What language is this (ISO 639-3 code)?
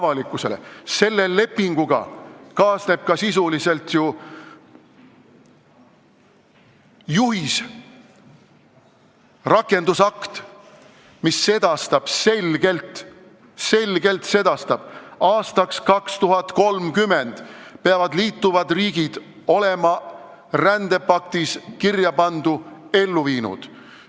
est